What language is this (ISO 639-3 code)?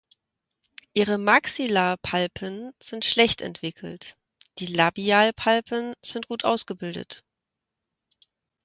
deu